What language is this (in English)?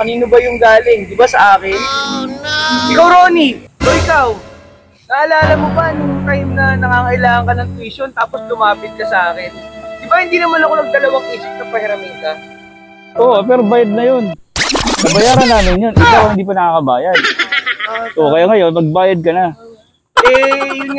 Filipino